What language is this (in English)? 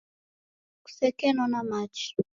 Taita